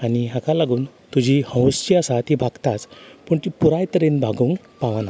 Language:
Konkani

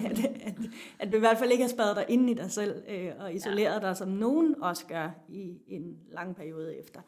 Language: Danish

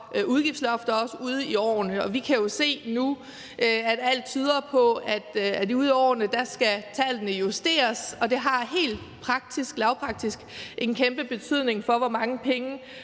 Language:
Danish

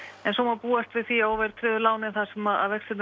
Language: Icelandic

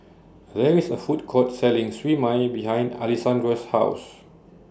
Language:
English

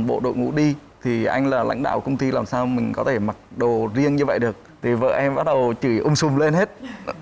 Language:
Vietnamese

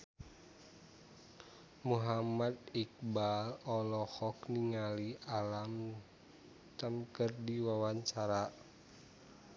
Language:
Sundanese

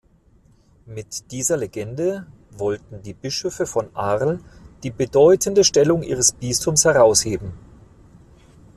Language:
German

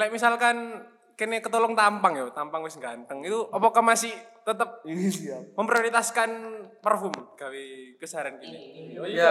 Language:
Indonesian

